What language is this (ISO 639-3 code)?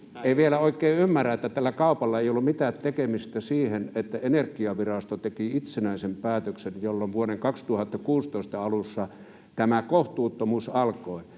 fin